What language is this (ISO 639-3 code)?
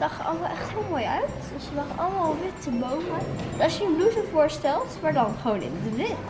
nld